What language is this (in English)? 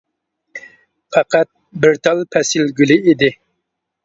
Uyghur